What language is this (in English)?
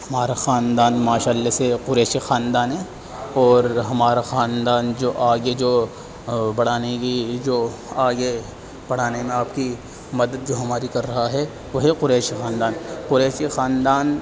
Urdu